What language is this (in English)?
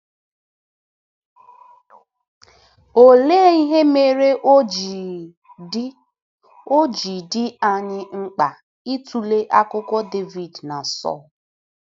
Igbo